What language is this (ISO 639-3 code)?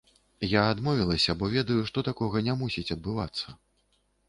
bel